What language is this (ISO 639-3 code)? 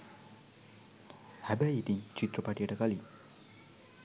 sin